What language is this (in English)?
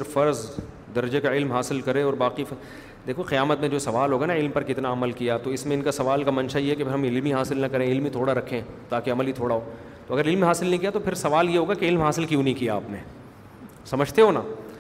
Urdu